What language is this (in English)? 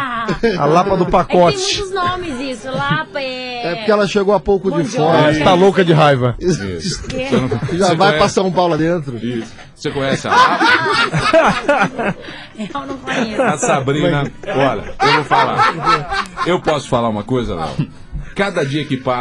Portuguese